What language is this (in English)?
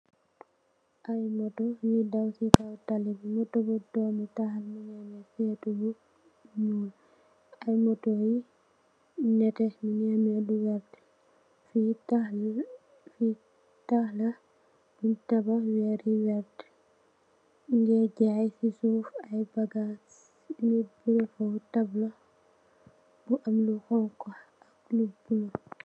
Wolof